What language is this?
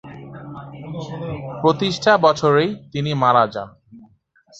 Bangla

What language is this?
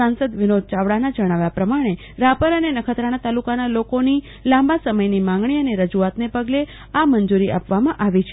Gujarati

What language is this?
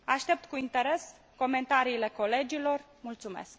Romanian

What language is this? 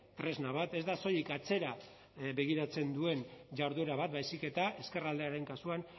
Basque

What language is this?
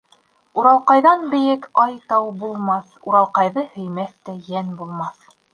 Bashkir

